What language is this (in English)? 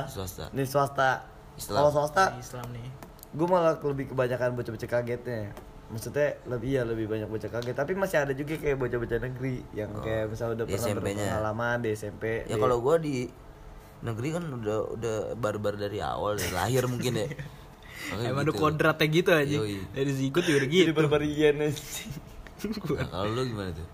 Indonesian